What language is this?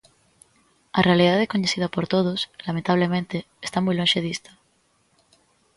Galician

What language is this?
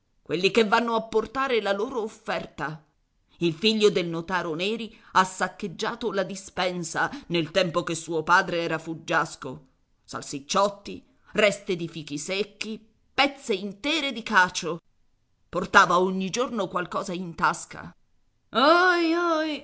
Italian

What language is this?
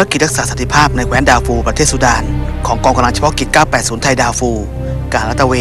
Thai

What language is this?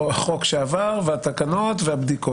Hebrew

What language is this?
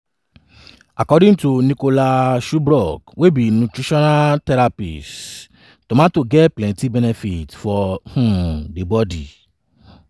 Nigerian Pidgin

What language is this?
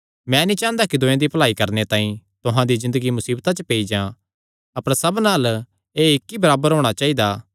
Kangri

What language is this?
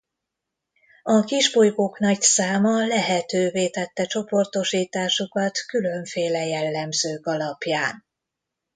Hungarian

